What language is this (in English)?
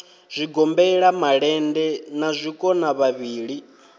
Venda